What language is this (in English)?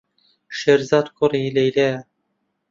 Central Kurdish